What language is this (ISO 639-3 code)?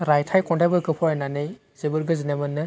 brx